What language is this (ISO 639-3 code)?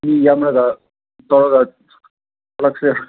mni